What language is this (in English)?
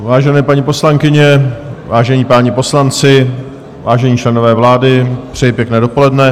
Czech